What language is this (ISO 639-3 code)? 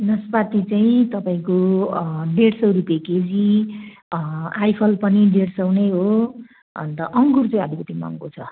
nep